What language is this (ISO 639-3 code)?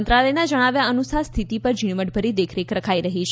guj